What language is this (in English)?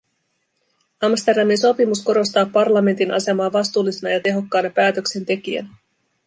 Finnish